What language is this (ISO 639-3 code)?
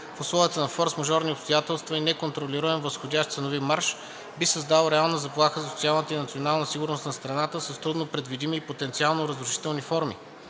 bul